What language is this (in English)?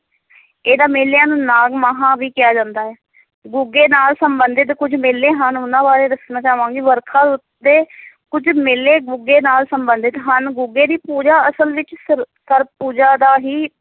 Punjabi